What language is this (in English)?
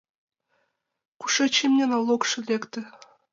Mari